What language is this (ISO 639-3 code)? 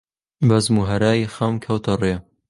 ckb